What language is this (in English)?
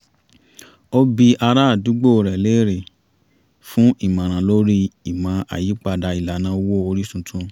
Yoruba